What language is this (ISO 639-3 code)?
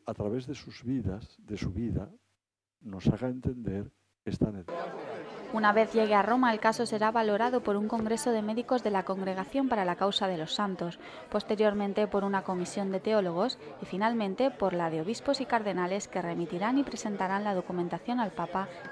spa